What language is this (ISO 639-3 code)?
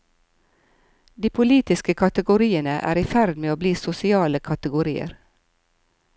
nor